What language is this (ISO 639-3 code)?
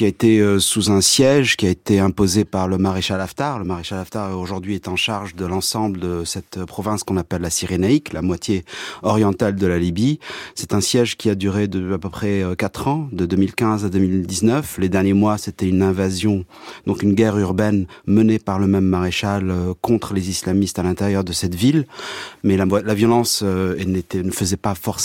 fra